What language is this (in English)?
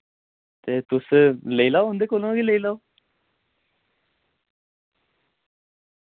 Dogri